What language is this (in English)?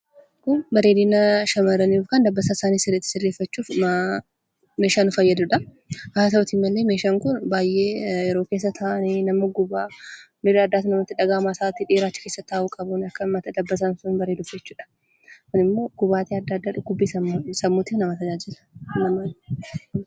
Oromo